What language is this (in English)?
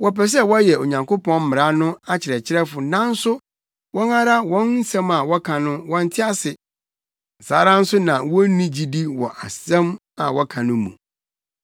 Akan